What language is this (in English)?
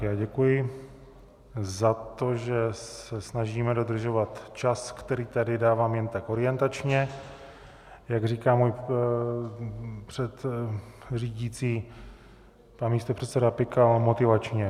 Czech